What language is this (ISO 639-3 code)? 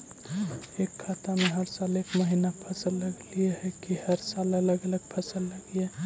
mag